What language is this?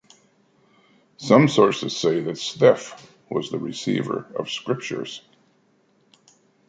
English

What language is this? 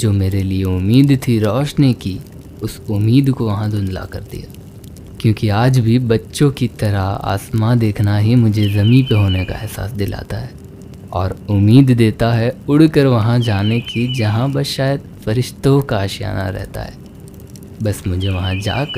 Hindi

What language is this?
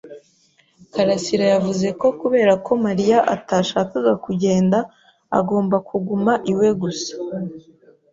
Kinyarwanda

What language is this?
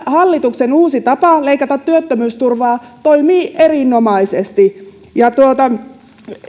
Finnish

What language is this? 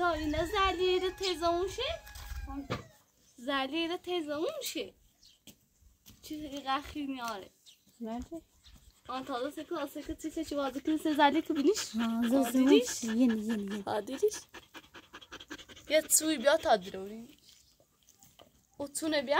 Persian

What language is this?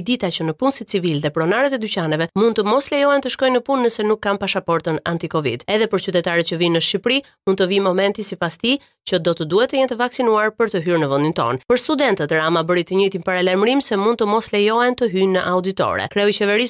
Romanian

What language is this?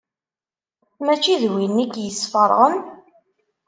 Kabyle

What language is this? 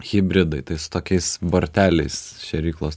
Lithuanian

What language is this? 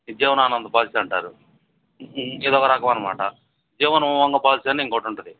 Telugu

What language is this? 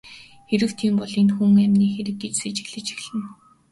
Mongolian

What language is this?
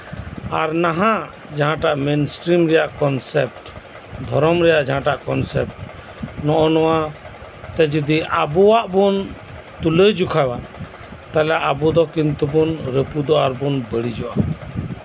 Santali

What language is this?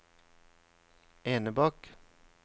Norwegian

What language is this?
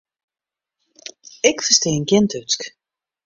Western Frisian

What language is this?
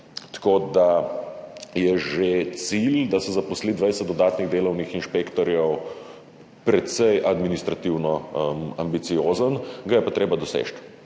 Slovenian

